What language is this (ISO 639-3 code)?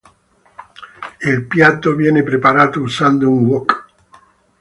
ita